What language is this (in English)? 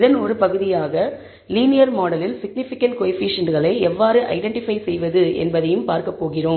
Tamil